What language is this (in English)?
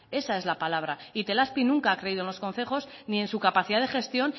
Spanish